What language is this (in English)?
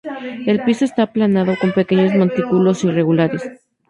Spanish